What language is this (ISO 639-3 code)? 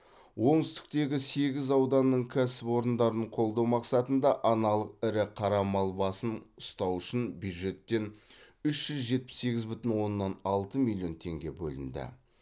kaz